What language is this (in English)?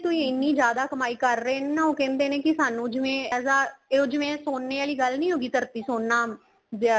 Punjabi